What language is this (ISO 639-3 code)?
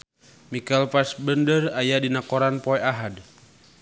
sun